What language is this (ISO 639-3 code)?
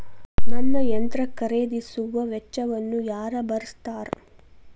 kan